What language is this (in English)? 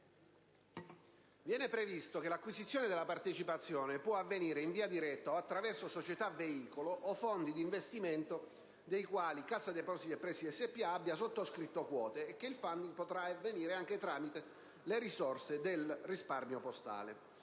Italian